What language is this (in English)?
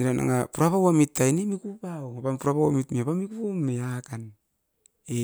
Askopan